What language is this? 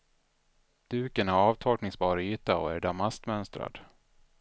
Swedish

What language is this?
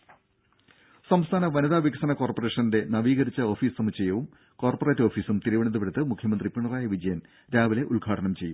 Malayalam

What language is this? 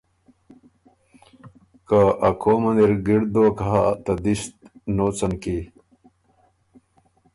Ormuri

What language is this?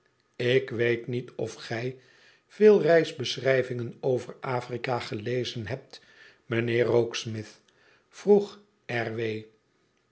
Dutch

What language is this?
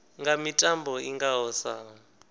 Venda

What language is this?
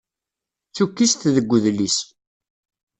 Kabyle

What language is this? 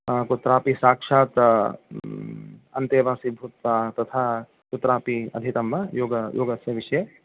Sanskrit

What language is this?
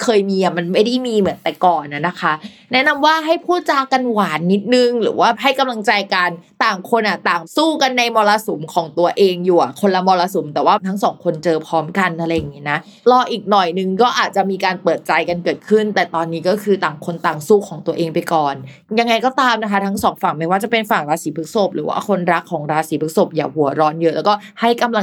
Thai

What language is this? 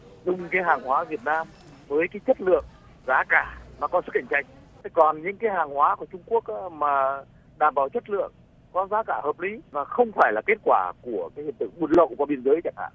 Vietnamese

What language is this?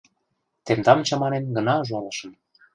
Mari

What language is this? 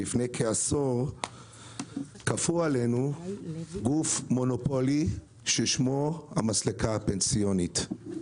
Hebrew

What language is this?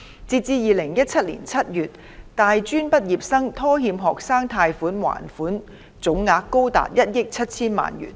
Cantonese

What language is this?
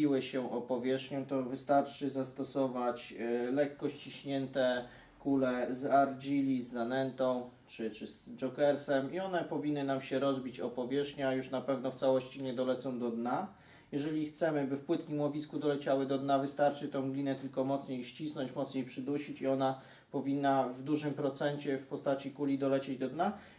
Polish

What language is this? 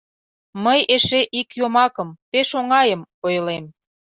Mari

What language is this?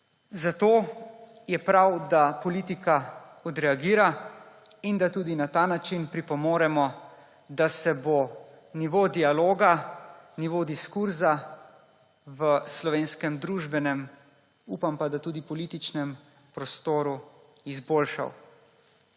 Slovenian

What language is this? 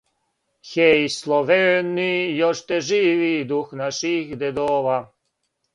Serbian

